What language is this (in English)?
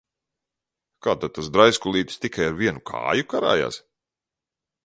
Latvian